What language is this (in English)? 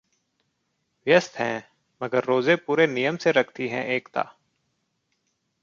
Hindi